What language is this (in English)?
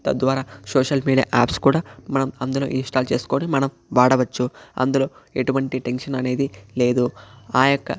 Telugu